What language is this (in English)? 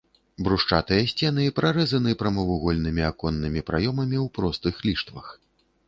Belarusian